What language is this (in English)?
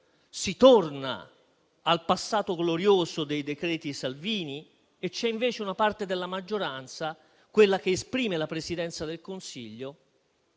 Italian